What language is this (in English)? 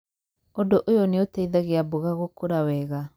Kikuyu